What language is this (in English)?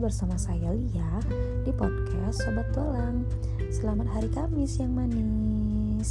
Indonesian